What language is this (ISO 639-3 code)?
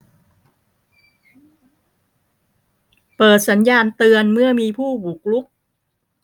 tha